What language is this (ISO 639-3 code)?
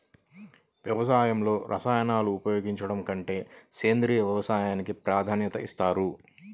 tel